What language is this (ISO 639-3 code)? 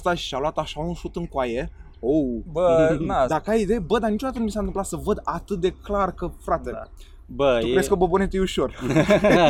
ron